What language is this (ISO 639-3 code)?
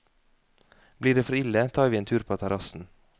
nor